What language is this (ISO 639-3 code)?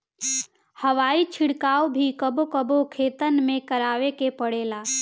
bho